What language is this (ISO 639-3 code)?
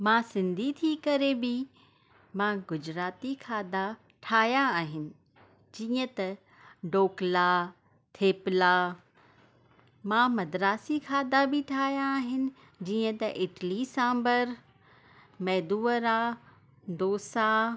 snd